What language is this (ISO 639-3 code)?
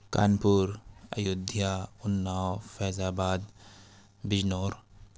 urd